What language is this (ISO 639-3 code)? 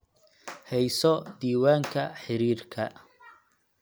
som